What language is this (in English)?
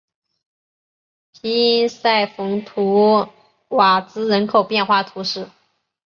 Chinese